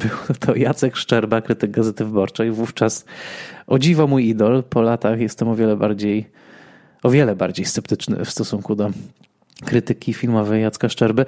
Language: Polish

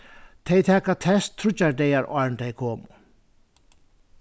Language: Faroese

